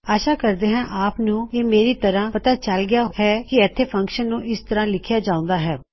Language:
Punjabi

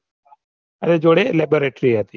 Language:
Gujarati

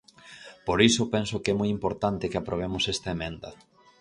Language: Galician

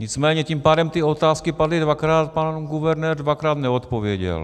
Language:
Czech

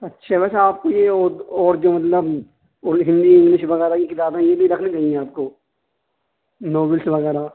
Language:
Urdu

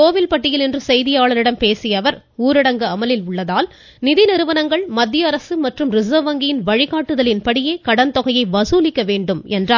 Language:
Tamil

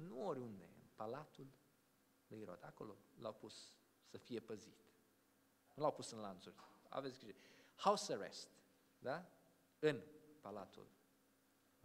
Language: Romanian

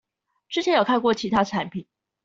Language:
Chinese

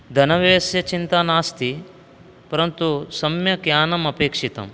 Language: Sanskrit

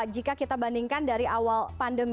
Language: Indonesian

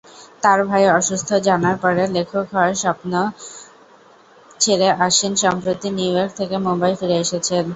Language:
Bangla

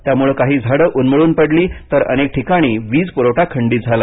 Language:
Marathi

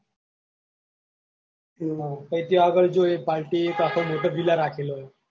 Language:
Gujarati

